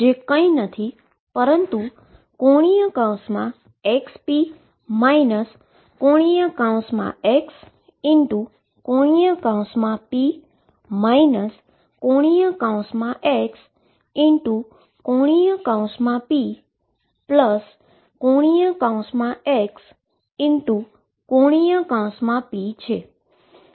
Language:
Gujarati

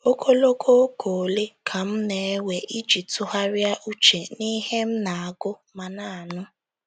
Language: Igbo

